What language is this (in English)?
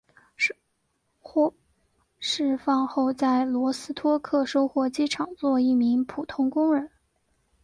Chinese